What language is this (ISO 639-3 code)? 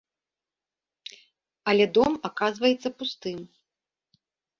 bel